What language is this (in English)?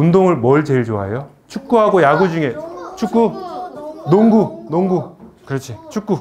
Korean